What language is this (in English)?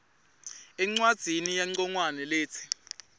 Swati